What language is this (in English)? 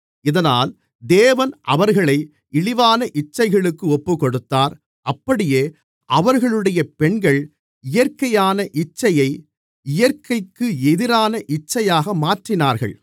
Tamil